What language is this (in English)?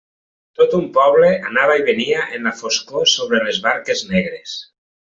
Catalan